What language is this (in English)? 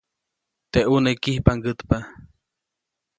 Copainalá Zoque